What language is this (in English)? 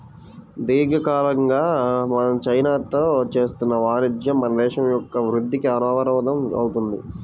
Telugu